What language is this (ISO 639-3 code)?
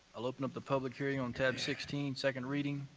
eng